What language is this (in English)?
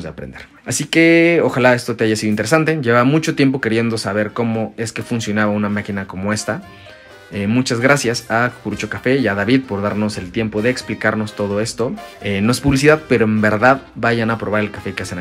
Spanish